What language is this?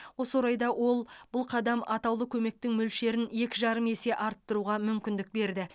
Kazakh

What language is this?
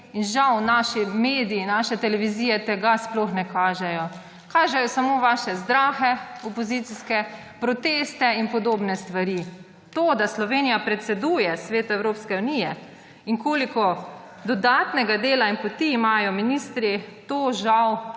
Slovenian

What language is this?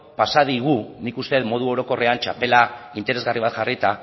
Basque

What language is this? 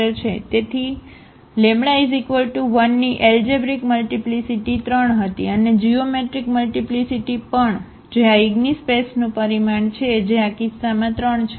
Gujarati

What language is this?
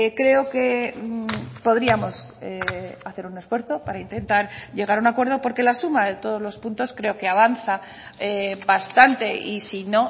Spanish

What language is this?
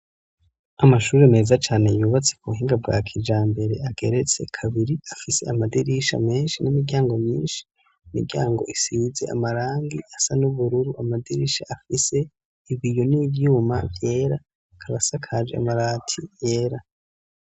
Rundi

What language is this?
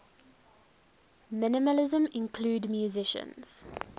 English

